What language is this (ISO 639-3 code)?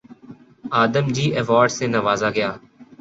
urd